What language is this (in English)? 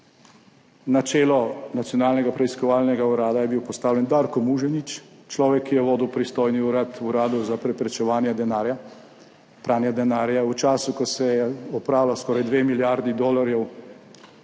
Slovenian